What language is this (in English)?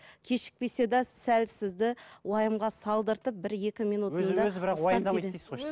Kazakh